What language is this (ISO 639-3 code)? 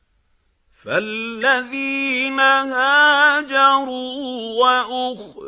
ara